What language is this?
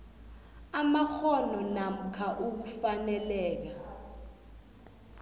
South Ndebele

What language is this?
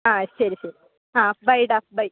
Malayalam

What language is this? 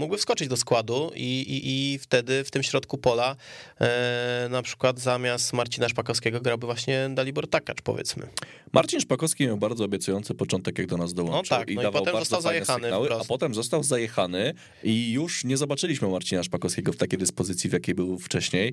Polish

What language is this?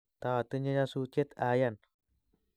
Kalenjin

